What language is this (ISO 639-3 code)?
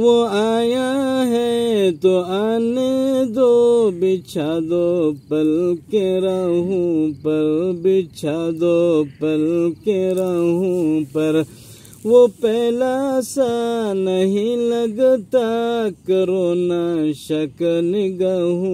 ara